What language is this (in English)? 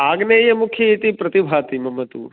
Sanskrit